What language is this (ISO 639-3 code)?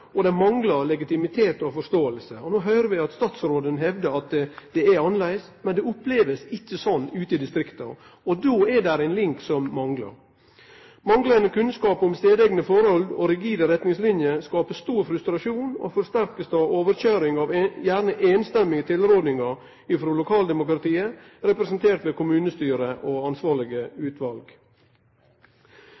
nno